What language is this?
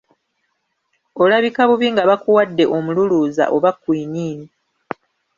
Ganda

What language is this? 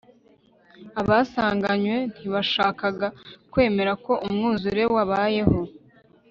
Kinyarwanda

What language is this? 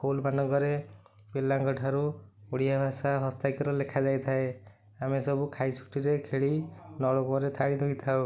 Odia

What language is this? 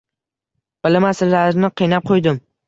Uzbek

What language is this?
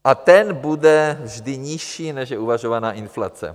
Czech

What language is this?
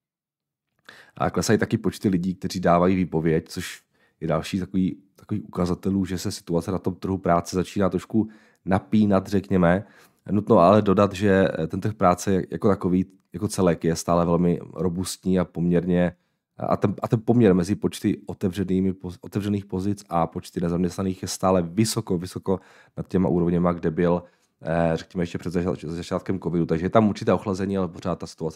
Czech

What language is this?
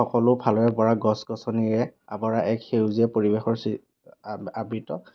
Assamese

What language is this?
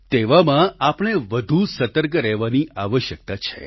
Gujarati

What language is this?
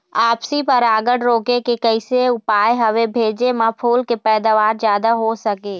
Chhattisgarhi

